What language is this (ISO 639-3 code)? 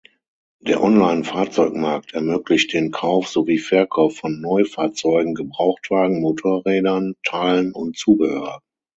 deu